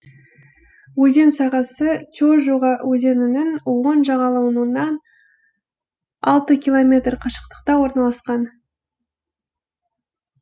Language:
Kazakh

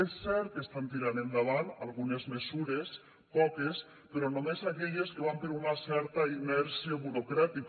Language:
Catalan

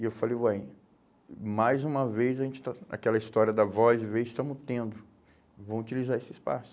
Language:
Portuguese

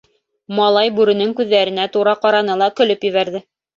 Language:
Bashkir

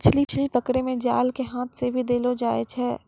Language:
Maithili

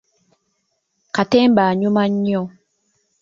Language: Ganda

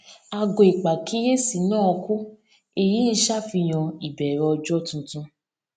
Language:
Yoruba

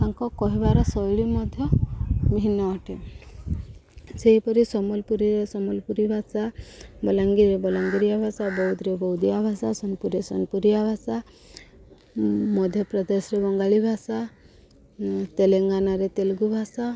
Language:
Odia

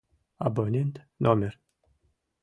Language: Mari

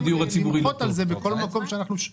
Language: Hebrew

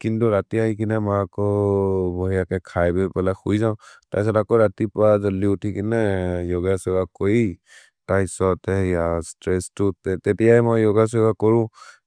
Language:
Maria (India)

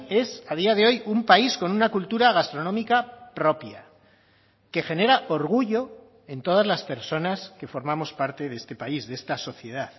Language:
Spanish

